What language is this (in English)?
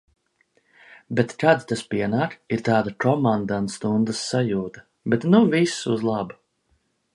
Latvian